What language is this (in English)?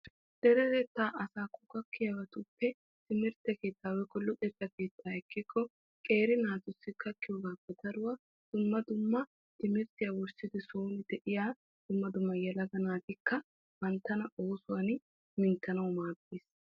Wolaytta